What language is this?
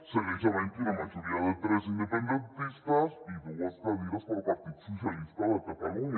Catalan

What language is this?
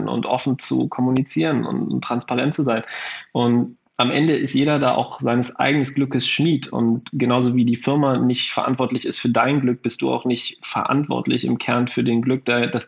German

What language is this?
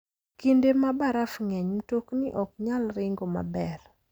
Luo (Kenya and Tanzania)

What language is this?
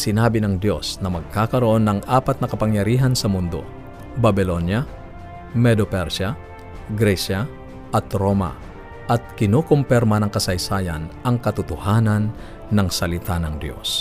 Filipino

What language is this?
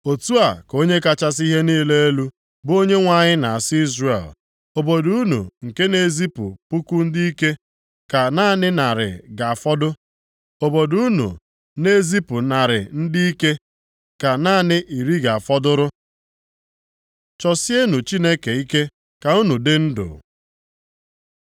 Igbo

